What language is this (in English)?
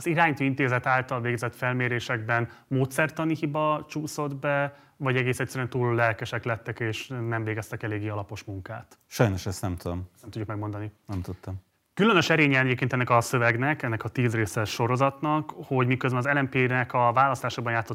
Hungarian